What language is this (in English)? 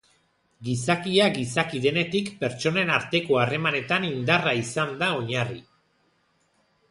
Basque